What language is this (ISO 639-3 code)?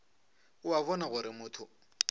nso